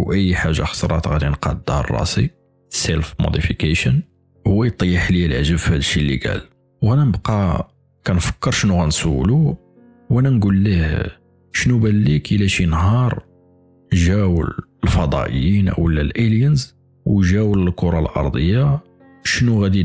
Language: Arabic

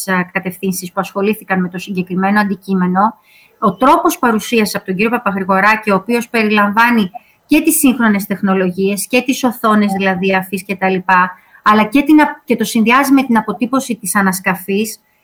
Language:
Greek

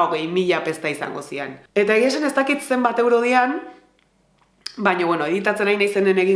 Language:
Basque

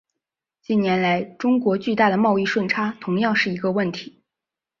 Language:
Chinese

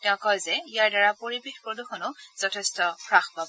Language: Assamese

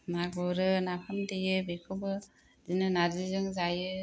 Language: Bodo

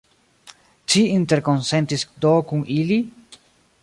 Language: Esperanto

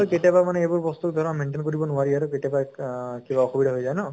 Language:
Assamese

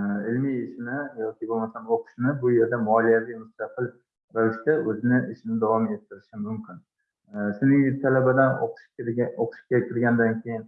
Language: Turkish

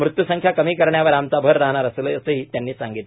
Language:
Marathi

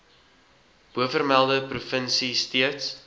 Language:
Afrikaans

